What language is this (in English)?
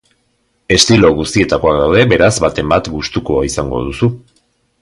Basque